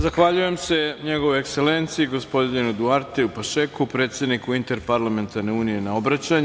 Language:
Serbian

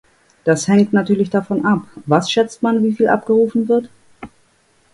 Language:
German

